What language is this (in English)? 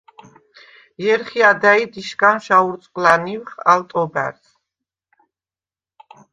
Svan